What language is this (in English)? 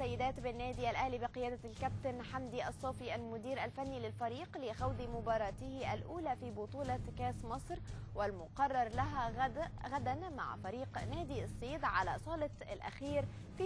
Arabic